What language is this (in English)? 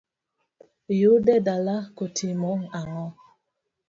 Luo (Kenya and Tanzania)